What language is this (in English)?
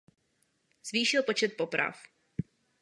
Czech